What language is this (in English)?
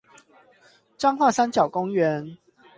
Chinese